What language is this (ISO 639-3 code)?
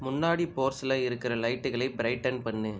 tam